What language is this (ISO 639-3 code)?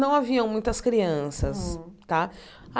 por